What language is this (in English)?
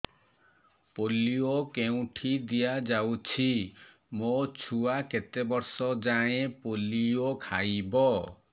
Odia